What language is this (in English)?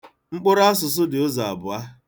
Igbo